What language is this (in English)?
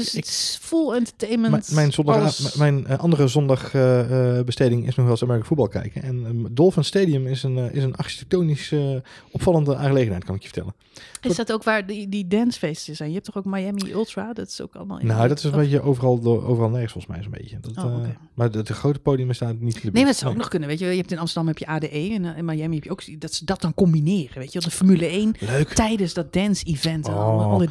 Dutch